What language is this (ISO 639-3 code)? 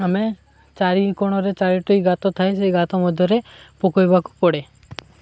ori